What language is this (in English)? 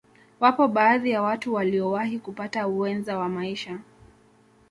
Swahili